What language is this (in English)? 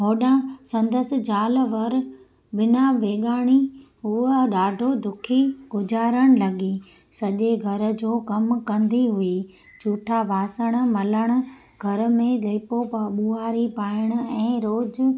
Sindhi